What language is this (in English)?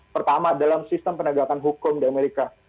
Indonesian